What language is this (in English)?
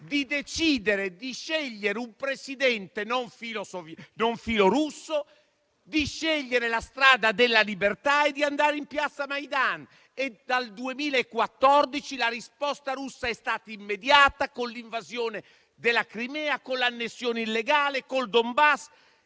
Italian